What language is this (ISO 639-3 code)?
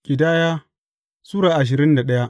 hau